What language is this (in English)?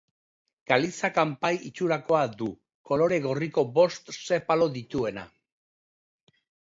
Basque